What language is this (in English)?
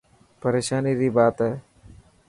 Dhatki